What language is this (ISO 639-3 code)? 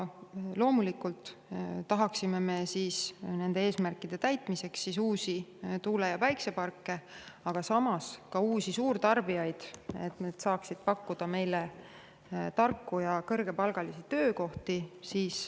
est